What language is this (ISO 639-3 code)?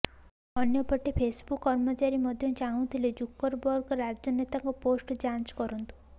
ori